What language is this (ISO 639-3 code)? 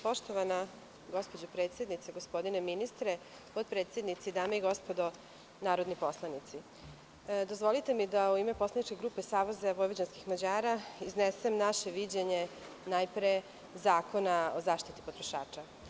srp